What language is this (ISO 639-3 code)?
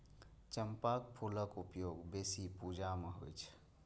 mai